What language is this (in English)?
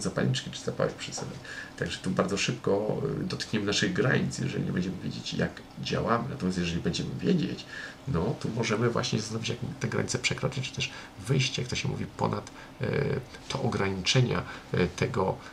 Polish